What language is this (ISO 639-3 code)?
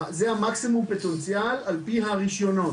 heb